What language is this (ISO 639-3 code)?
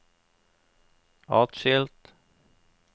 nor